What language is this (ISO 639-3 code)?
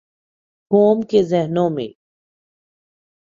urd